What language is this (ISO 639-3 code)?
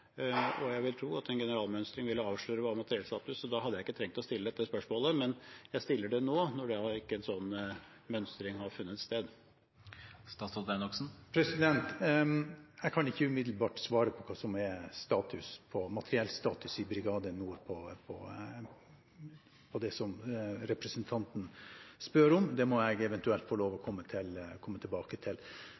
nob